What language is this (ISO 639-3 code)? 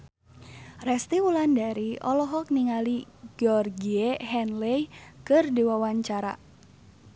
sun